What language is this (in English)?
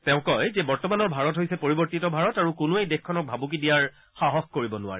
Assamese